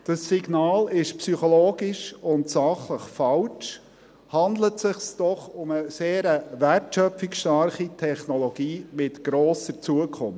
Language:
Swiss German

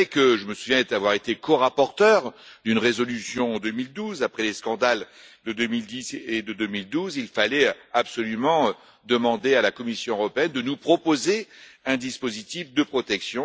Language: French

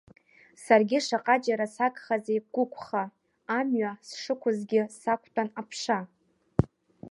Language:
Abkhazian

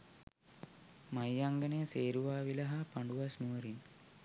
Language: Sinhala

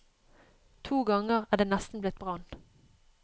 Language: Norwegian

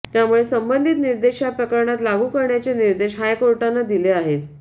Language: Marathi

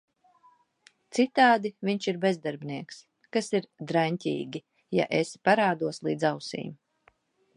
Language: Latvian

